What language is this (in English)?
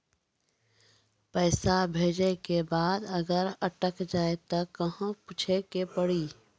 Maithili